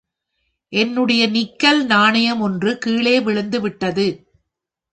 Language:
Tamil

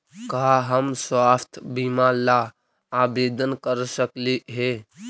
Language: Magahi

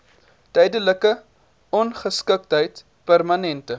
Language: Afrikaans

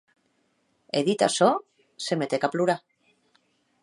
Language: Occitan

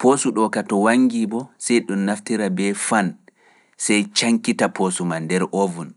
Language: Fula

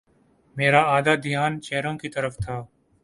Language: Urdu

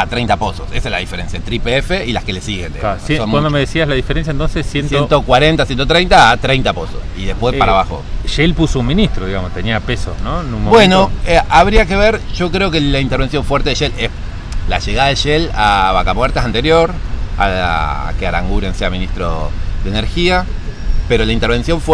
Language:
Spanish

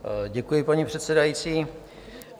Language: Czech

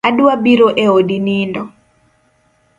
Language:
Luo (Kenya and Tanzania)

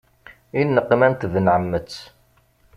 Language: Kabyle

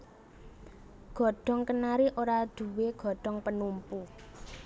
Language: Javanese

